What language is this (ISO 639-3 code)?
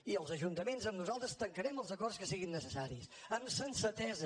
cat